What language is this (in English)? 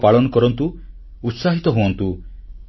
Odia